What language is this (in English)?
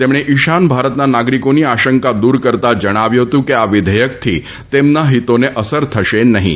Gujarati